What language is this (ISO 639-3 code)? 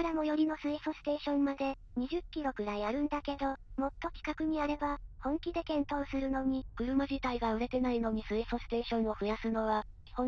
jpn